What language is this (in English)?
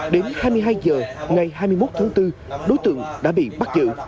Vietnamese